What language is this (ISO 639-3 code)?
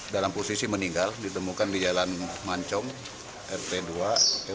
ind